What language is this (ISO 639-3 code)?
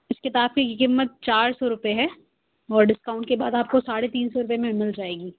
urd